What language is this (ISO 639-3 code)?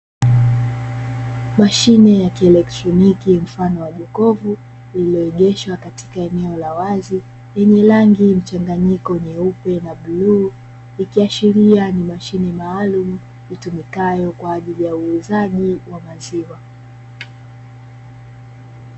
swa